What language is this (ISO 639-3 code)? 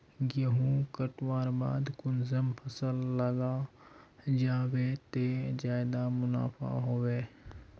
mag